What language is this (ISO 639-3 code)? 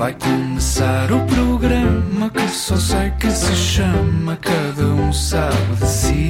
por